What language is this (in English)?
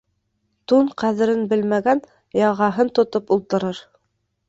Bashkir